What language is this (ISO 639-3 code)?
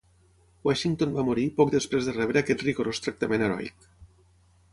cat